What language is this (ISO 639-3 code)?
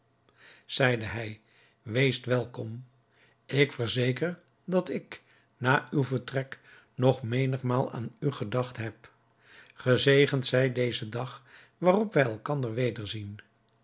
nld